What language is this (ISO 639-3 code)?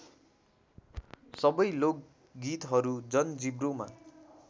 nep